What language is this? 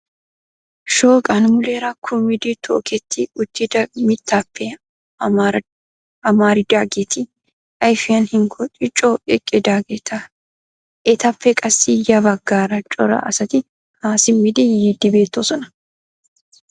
Wolaytta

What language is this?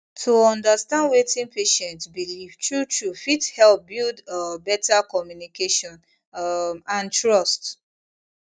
Nigerian Pidgin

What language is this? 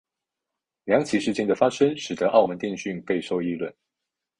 Chinese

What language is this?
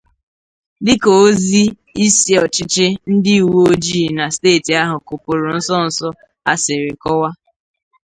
Igbo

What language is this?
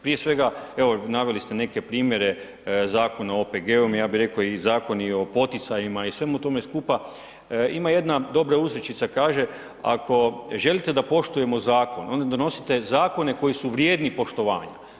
Croatian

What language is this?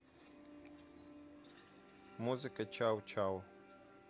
Russian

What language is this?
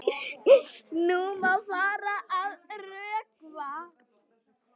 Icelandic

